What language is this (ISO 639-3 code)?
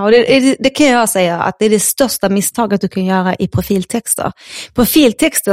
swe